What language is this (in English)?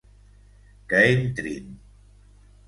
Catalan